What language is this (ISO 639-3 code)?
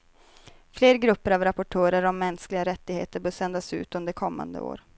swe